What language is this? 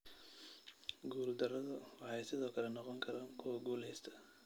Somali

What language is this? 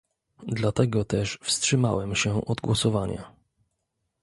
Polish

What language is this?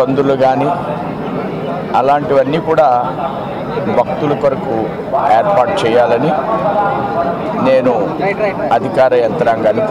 Indonesian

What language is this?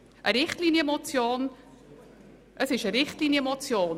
Swiss German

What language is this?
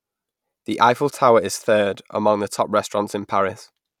English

